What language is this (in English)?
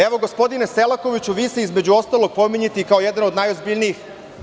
Serbian